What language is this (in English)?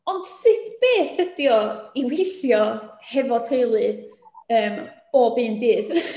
Welsh